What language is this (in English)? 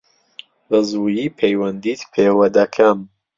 Central Kurdish